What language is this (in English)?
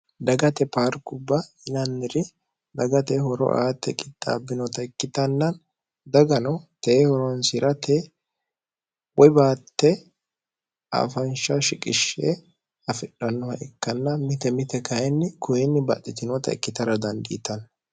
Sidamo